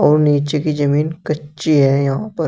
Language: Hindi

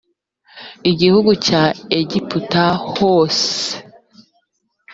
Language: Kinyarwanda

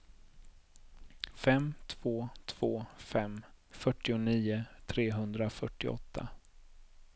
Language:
Swedish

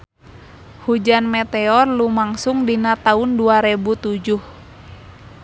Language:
Sundanese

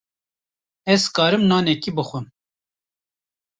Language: Kurdish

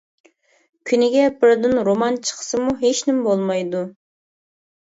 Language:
Uyghur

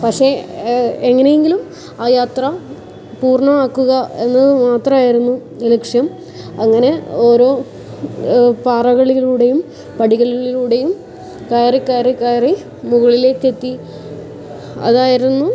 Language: Malayalam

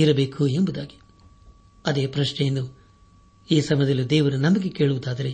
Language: Kannada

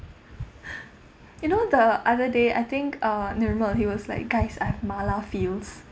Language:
English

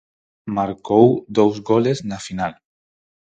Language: Galician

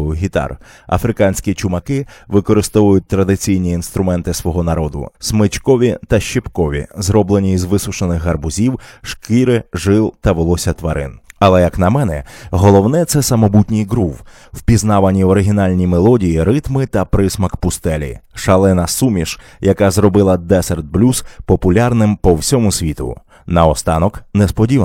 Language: Ukrainian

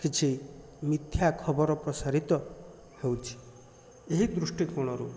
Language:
Odia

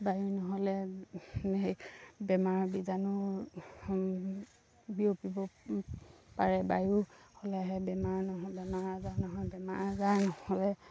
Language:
Assamese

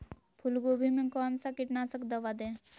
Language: Magahi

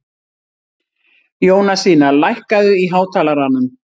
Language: Icelandic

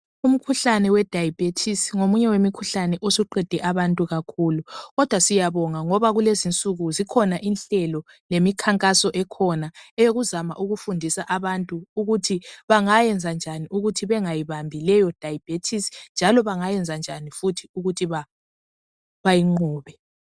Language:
North Ndebele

